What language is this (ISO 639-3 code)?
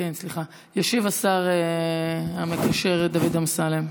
heb